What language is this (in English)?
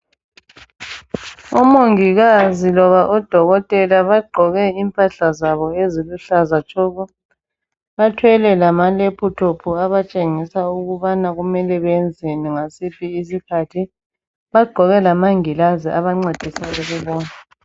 North Ndebele